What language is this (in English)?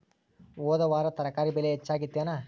Kannada